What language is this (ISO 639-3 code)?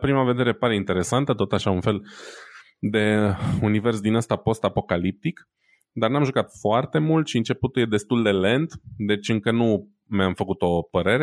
ron